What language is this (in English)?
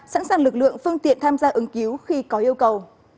Vietnamese